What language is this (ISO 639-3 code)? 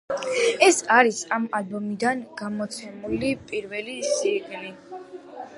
kat